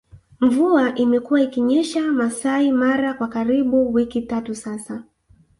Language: Swahili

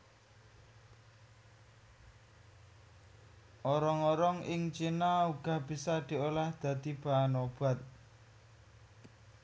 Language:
Javanese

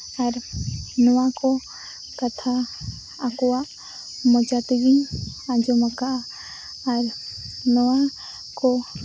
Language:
Santali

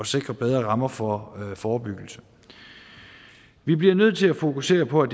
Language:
Danish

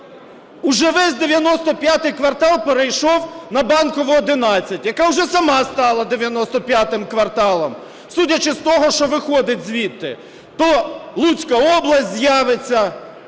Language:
Ukrainian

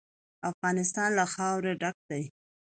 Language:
Pashto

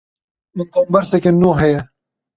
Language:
Kurdish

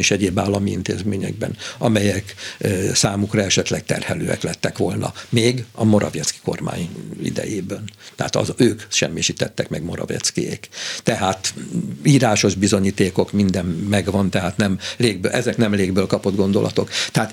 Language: Hungarian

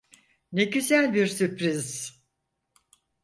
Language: Turkish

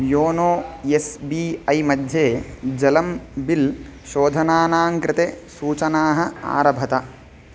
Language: Sanskrit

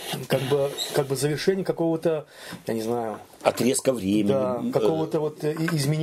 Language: Russian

